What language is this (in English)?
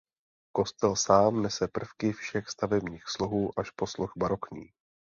Czech